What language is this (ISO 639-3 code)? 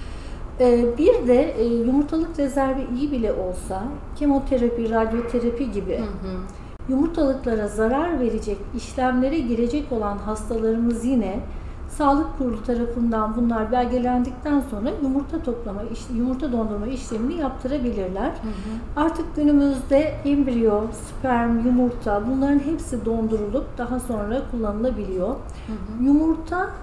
tur